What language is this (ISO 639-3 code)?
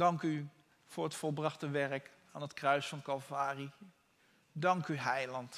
nld